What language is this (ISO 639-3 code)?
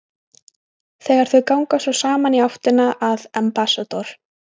isl